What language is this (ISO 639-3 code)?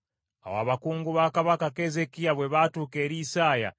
lug